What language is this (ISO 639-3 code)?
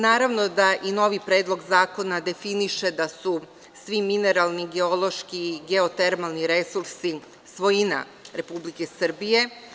srp